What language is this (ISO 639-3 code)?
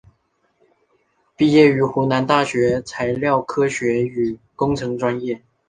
zho